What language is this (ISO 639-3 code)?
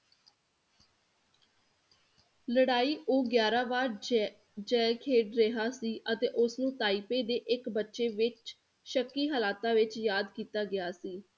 pan